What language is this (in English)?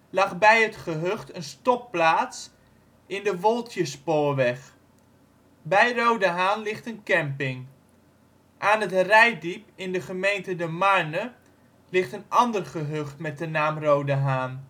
Dutch